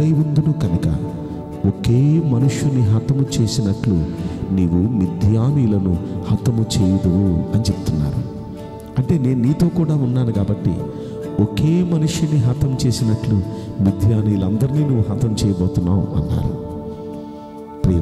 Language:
Indonesian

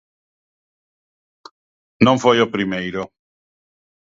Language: Galician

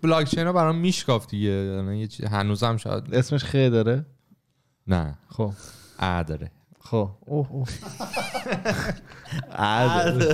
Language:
Persian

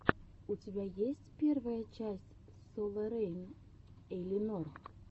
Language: Russian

